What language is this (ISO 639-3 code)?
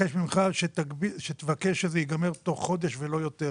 heb